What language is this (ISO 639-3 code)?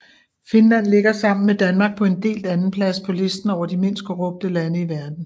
dan